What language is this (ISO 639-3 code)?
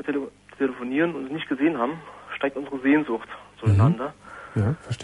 deu